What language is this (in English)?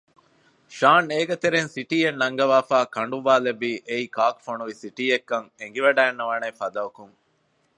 Divehi